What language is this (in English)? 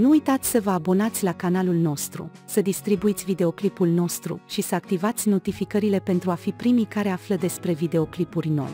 Romanian